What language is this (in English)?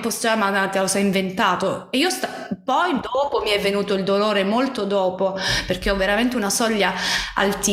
Italian